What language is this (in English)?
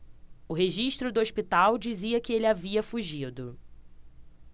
Portuguese